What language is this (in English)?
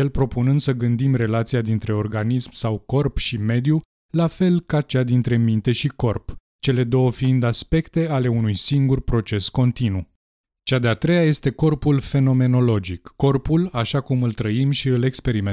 Romanian